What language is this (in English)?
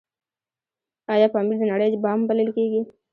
Pashto